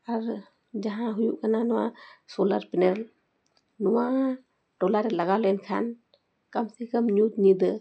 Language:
Santali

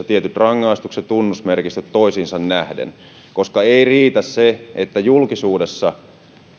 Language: Finnish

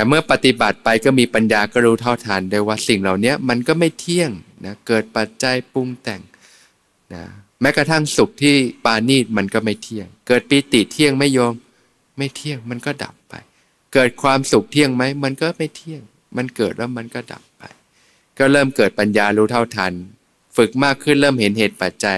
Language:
Thai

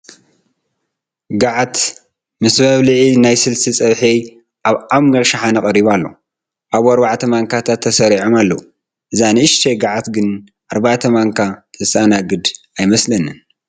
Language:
Tigrinya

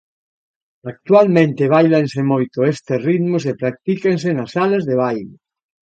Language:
Galician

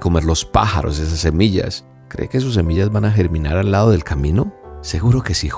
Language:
Spanish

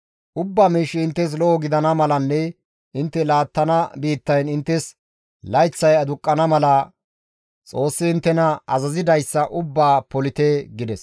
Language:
Gamo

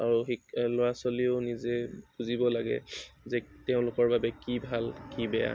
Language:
Assamese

